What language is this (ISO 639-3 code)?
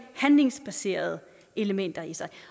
dan